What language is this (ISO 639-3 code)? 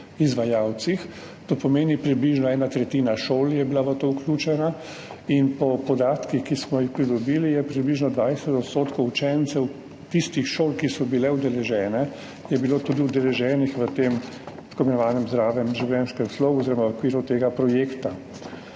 slv